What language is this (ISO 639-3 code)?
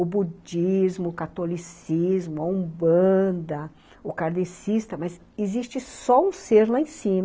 por